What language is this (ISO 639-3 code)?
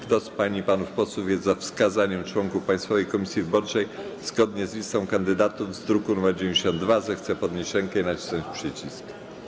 pol